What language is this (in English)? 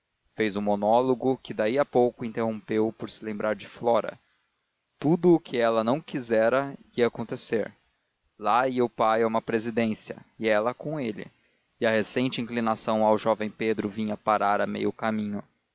Portuguese